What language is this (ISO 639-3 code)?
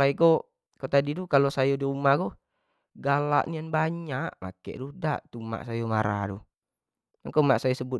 jax